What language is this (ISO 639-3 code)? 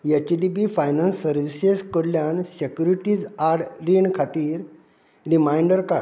kok